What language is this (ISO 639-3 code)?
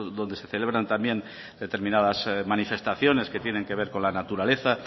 spa